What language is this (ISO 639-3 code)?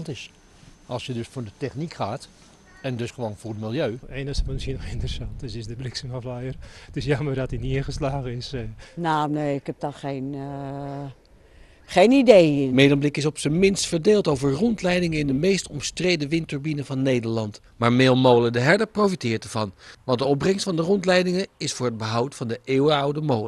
nld